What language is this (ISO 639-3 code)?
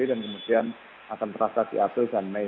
ind